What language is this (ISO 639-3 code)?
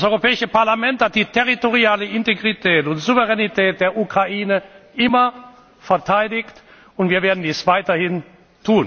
deu